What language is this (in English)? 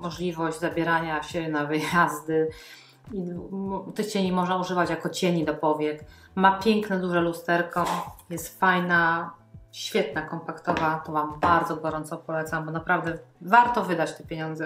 Polish